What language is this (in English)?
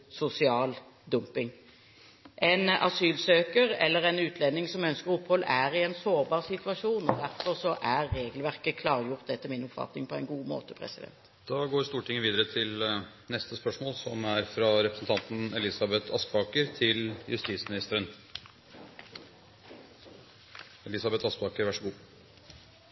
Norwegian Bokmål